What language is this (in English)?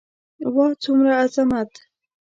Pashto